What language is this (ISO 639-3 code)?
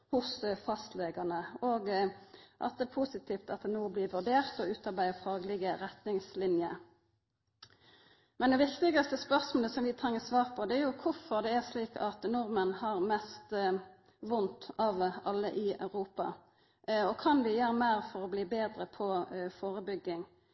nno